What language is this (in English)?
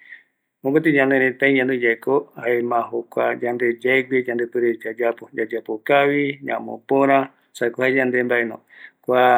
Eastern Bolivian Guaraní